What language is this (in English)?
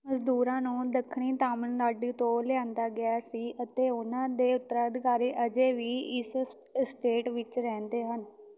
Punjabi